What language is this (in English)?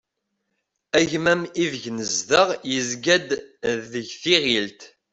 Kabyle